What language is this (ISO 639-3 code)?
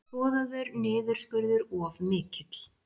isl